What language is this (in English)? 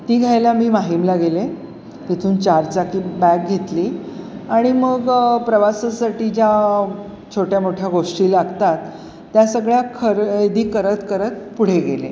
Marathi